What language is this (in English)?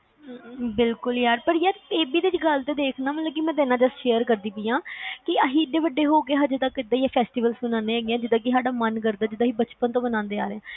Punjabi